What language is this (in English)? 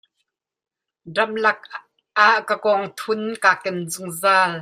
Hakha Chin